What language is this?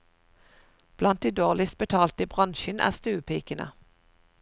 Norwegian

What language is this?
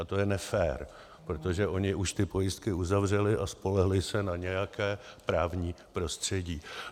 Czech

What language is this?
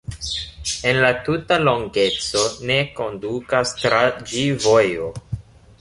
Esperanto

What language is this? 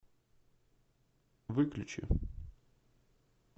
Russian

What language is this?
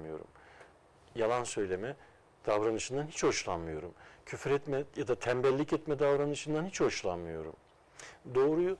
Turkish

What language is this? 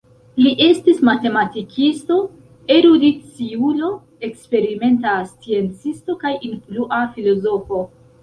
Esperanto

